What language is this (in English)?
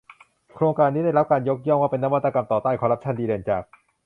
Thai